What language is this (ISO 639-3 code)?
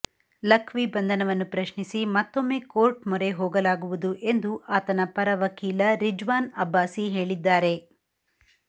kan